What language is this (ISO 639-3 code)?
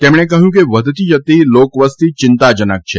guj